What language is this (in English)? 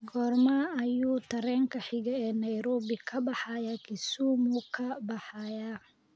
Somali